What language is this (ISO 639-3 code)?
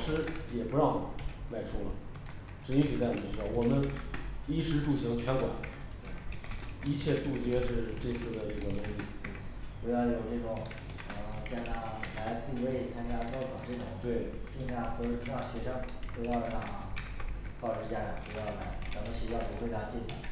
zho